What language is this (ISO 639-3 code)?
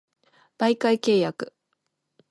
jpn